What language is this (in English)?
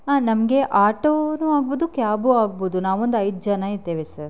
Kannada